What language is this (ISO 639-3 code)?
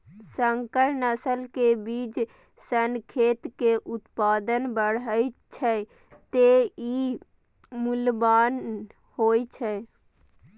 mai